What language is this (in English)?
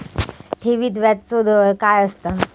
Marathi